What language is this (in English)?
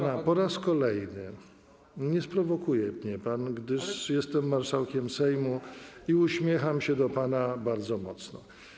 Polish